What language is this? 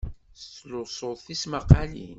Kabyle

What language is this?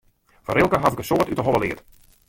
Western Frisian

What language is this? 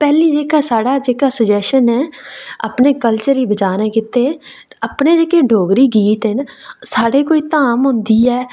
Dogri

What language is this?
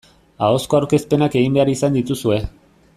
Basque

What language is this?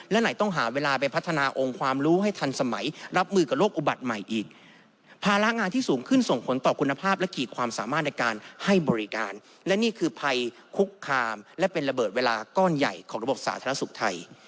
Thai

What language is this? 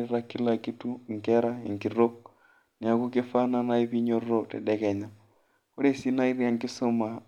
Masai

